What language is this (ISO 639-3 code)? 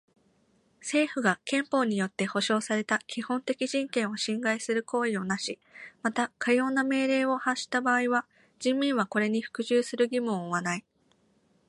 jpn